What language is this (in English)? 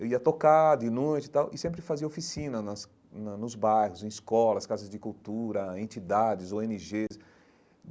Portuguese